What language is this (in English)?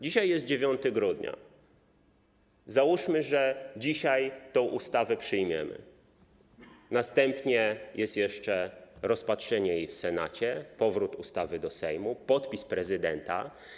Polish